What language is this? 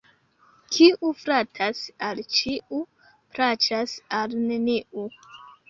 Esperanto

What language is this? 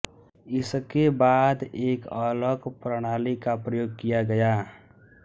Hindi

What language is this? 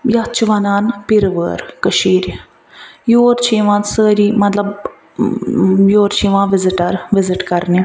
Kashmiri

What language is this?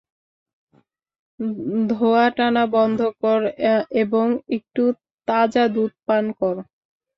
Bangla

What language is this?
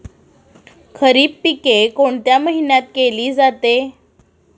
Marathi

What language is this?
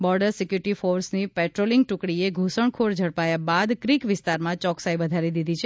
Gujarati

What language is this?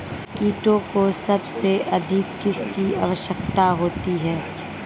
Hindi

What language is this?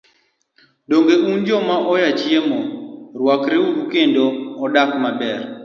Luo (Kenya and Tanzania)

